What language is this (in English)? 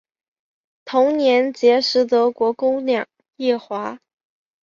Chinese